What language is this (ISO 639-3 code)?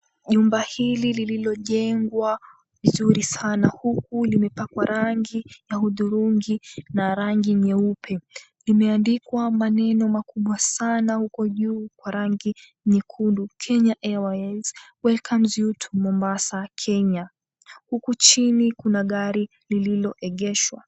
swa